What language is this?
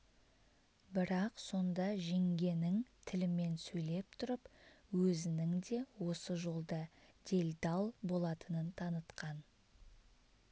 Kazakh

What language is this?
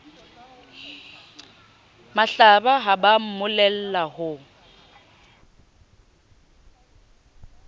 Southern Sotho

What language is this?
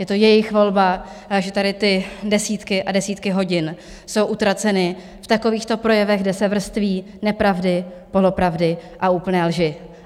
Czech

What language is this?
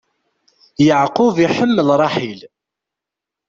Kabyle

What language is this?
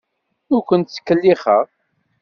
Kabyle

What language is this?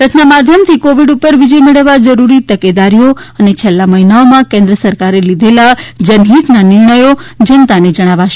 Gujarati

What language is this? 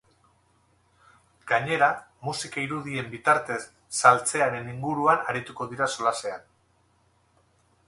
Basque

